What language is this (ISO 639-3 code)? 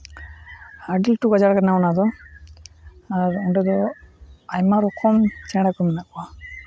sat